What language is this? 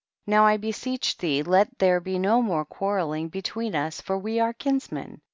English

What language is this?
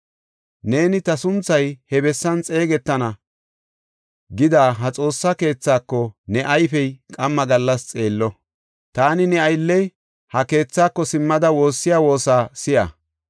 Gofa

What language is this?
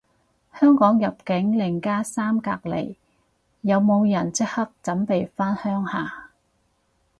Cantonese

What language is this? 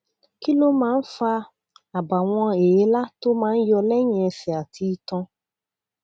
Yoruba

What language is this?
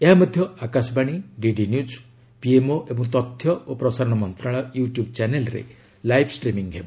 Odia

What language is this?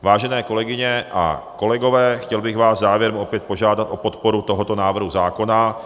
Czech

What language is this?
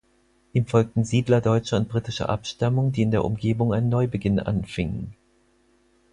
German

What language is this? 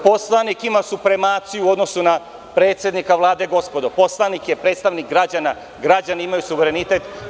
Serbian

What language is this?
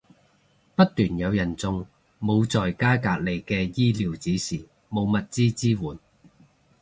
Cantonese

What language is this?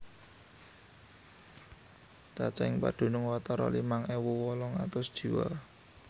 Javanese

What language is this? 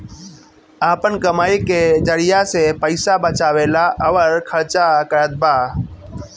Bhojpuri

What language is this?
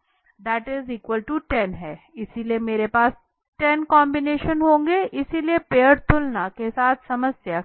Hindi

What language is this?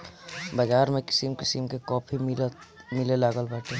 Bhojpuri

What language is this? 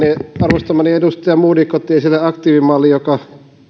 Finnish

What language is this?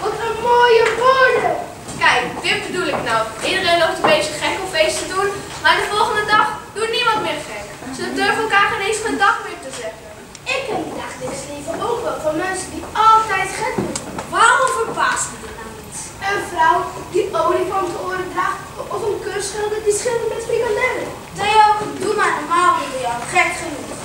Dutch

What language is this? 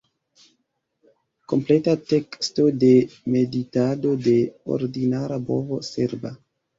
Esperanto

